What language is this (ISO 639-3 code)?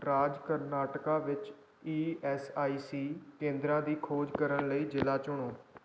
pan